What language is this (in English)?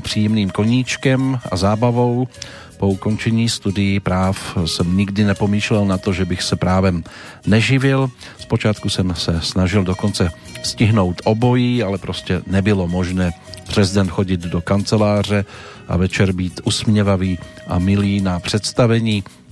Slovak